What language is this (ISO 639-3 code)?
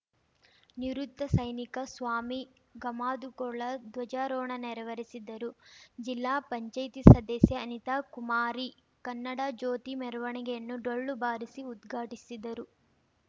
kan